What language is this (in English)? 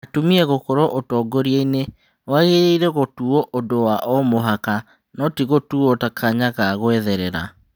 Kikuyu